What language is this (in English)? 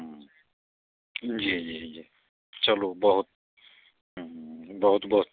Maithili